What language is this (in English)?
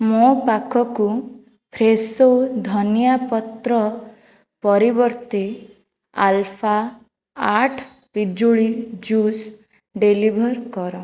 Odia